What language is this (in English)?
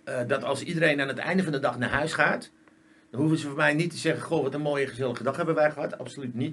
Dutch